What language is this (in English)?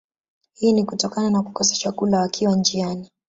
Swahili